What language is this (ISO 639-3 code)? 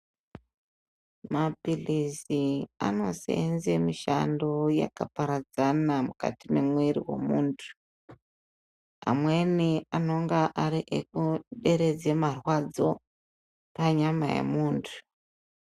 ndc